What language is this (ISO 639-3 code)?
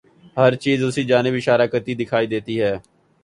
urd